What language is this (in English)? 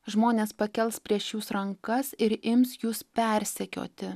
Lithuanian